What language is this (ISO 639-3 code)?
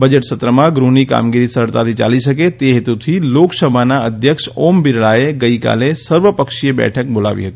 guj